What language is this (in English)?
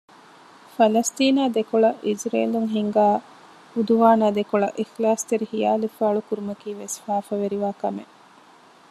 Divehi